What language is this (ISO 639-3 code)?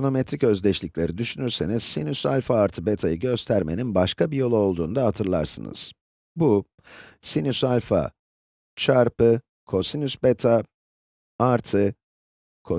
tur